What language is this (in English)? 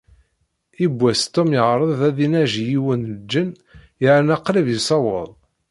Kabyle